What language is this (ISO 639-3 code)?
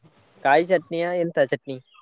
kan